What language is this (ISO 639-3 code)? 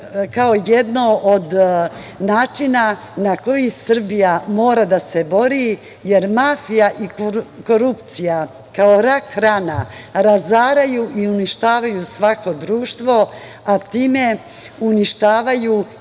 srp